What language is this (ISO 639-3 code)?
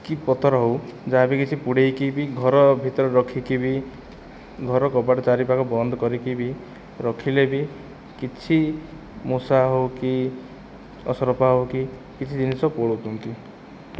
ori